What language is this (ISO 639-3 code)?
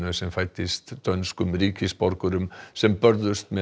isl